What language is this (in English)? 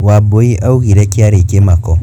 Kikuyu